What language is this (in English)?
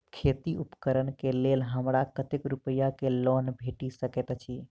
Maithili